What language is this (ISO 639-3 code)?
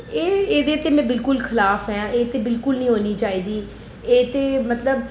doi